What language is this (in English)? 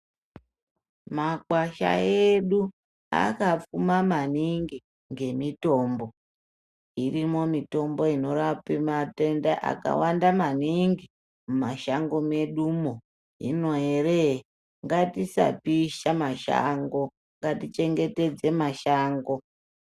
Ndau